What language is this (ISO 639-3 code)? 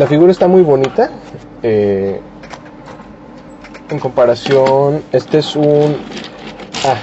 spa